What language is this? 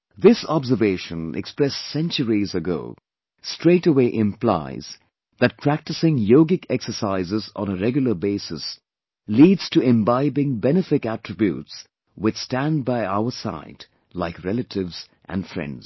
English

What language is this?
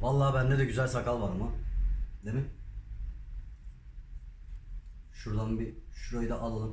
Turkish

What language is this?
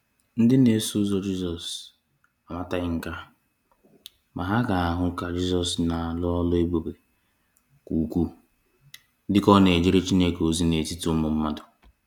Igbo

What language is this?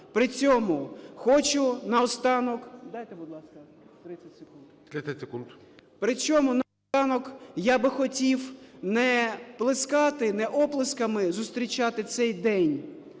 Ukrainian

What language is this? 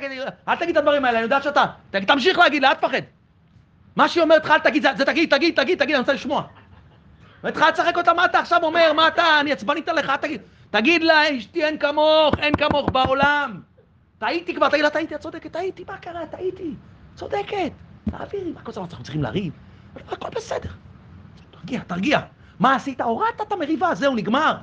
Hebrew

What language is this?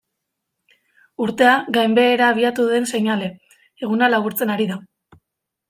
Basque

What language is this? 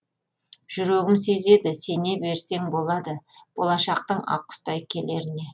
Kazakh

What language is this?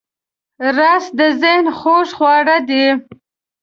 Pashto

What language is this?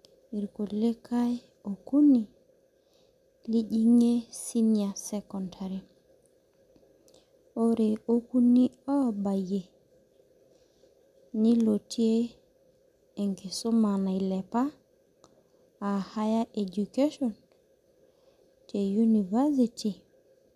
Masai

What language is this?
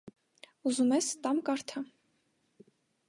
Armenian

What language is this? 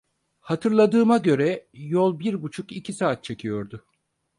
Turkish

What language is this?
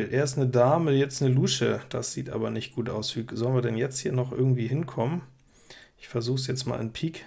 German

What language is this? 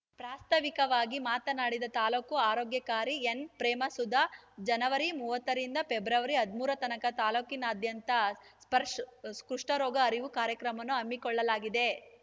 Kannada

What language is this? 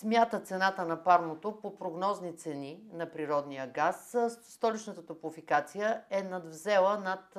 Bulgarian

